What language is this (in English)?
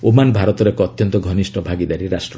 Odia